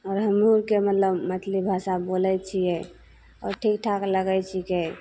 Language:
Maithili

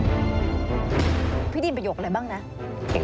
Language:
Thai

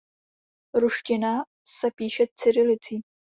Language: Czech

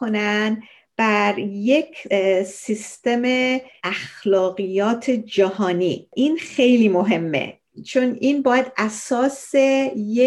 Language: Persian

